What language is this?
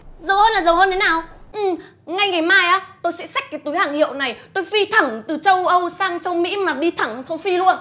Vietnamese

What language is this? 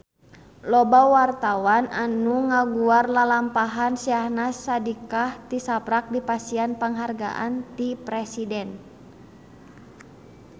Sundanese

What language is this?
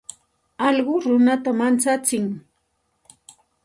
Santa Ana de Tusi Pasco Quechua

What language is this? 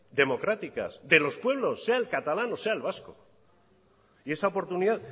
Spanish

